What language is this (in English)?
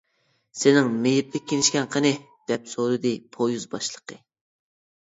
Uyghur